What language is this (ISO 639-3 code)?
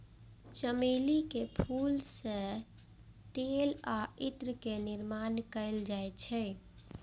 mai